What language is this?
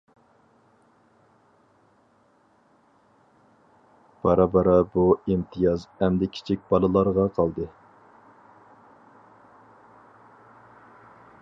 Uyghur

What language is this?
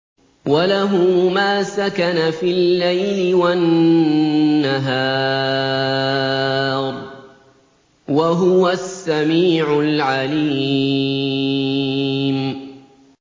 Arabic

